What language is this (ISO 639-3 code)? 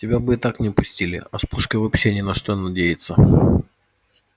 rus